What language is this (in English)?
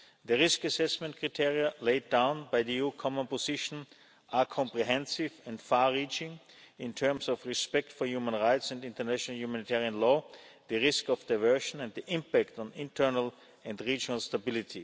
English